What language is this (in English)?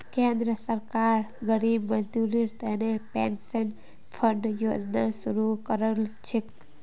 Magahi